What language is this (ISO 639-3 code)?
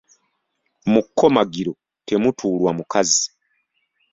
lug